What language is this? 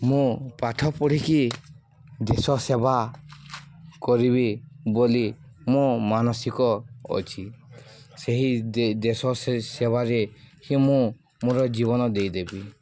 Odia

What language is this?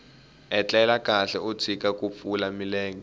Tsonga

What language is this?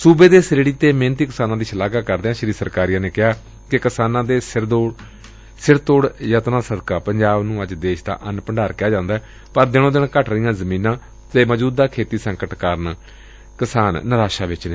Punjabi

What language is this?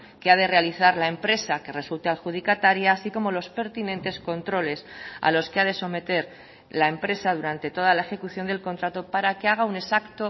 Spanish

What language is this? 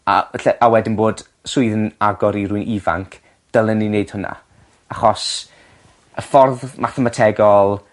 Welsh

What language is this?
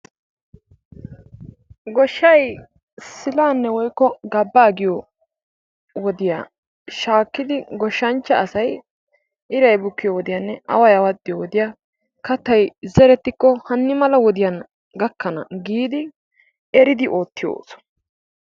Wolaytta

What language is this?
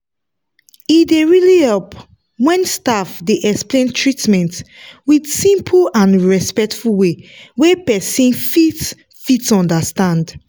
Nigerian Pidgin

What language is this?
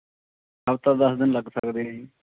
Punjabi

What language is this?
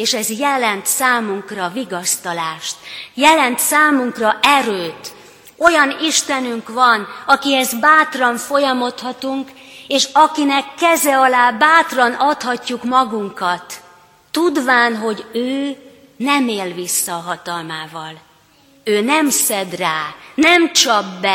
Hungarian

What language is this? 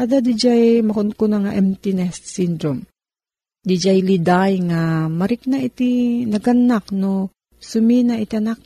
Filipino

